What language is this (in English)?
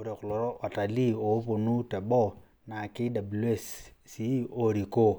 Masai